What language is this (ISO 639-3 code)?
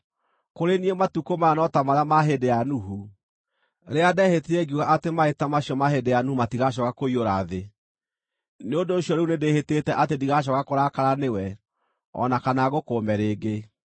kik